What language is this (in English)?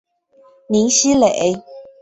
Chinese